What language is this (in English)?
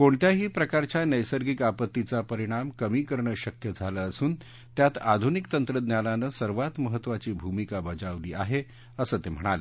Marathi